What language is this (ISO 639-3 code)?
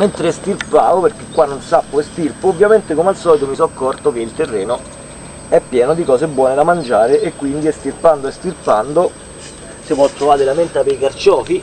ita